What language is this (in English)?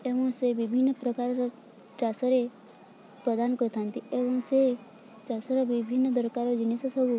Odia